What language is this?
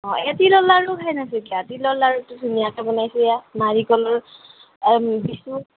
Assamese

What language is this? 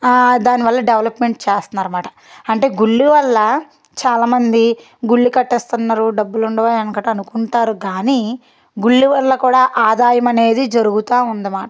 Telugu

